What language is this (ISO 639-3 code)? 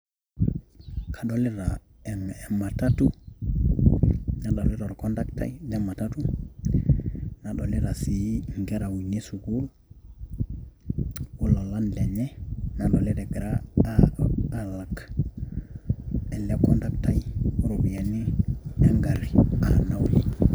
mas